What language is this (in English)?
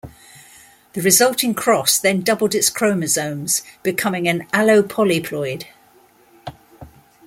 English